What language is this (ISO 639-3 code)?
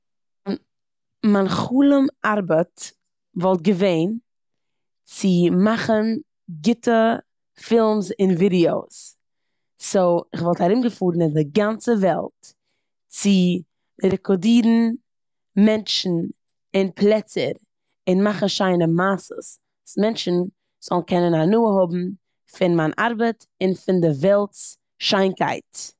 yid